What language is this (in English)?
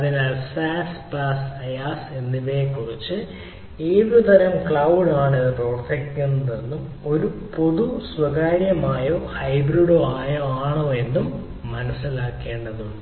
Malayalam